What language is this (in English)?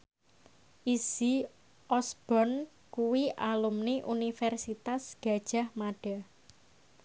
Javanese